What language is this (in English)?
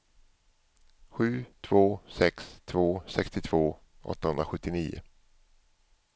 Swedish